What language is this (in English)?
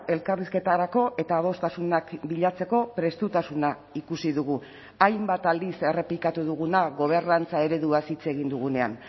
Basque